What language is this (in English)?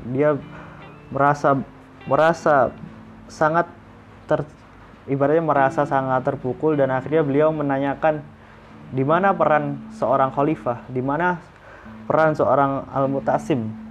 Indonesian